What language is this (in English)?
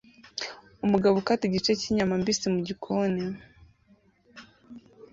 Kinyarwanda